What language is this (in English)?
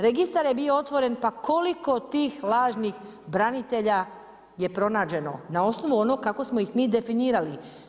Croatian